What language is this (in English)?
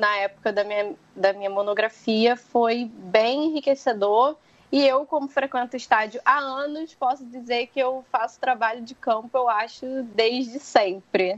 Portuguese